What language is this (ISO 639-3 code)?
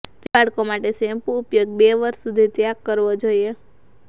guj